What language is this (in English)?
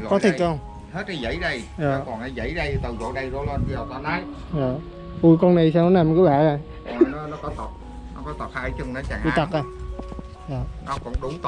Vietnamese